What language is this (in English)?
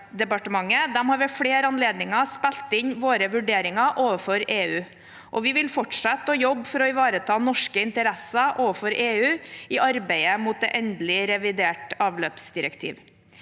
Norwegian